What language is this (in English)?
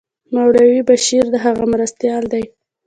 Pashto